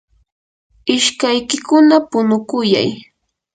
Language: Yanahuanca Pasco Quechua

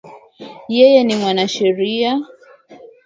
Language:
Swahili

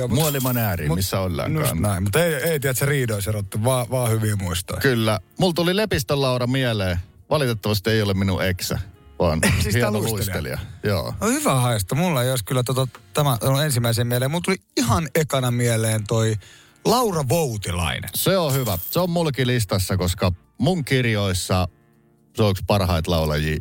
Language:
Finnish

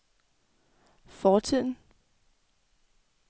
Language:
Danish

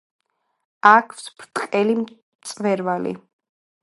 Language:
Georgian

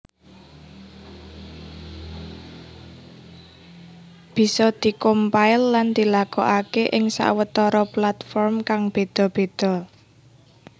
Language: Javanese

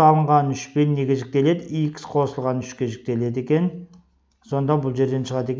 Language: Turkish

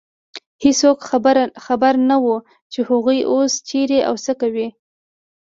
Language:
Pashto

